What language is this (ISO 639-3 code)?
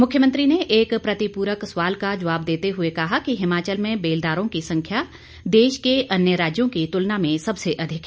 hin